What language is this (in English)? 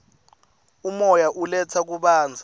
Swati